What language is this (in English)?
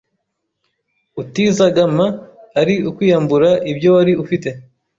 Kinyarwanda